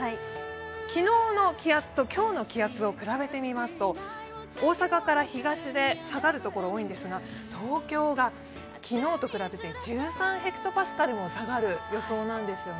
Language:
Japanese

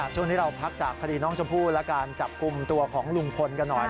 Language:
Thai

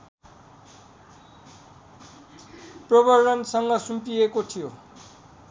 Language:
Nepali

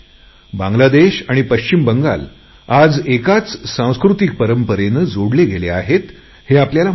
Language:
Marathi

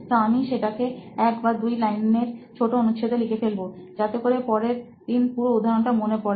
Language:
Bangla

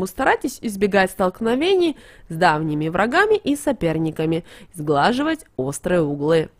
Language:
Russian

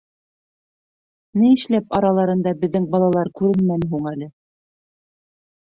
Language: Bashkir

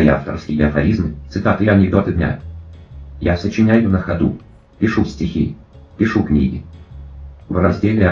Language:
Russian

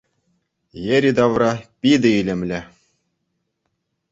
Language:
Chuvash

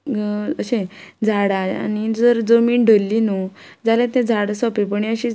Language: Konkani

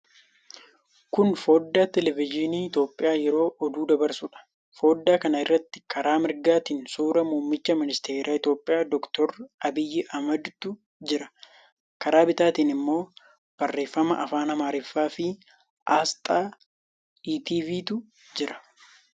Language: Oromo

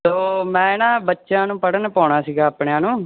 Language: Punjabi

